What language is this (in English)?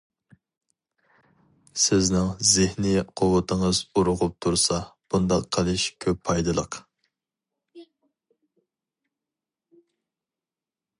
Uyghur